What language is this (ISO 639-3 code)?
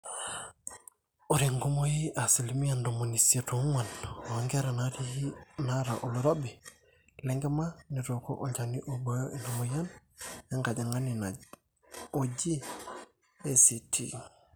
mas